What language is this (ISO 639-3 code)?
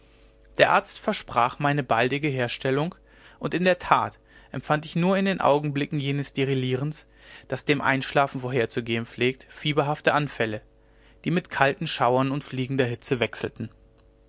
deu